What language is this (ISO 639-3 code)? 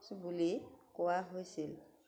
asm